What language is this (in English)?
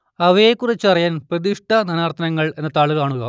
Malayalam